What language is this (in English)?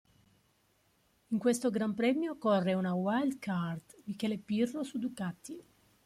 Italian